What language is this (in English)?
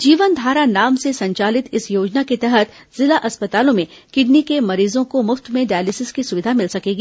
Hindi